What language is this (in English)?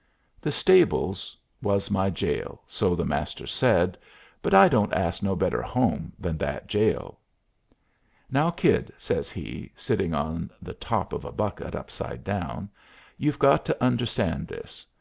English